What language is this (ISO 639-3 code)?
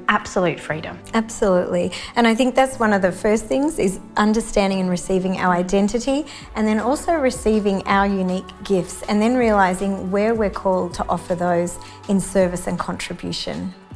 eng